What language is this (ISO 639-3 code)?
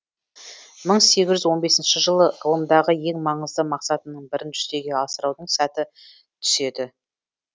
kaz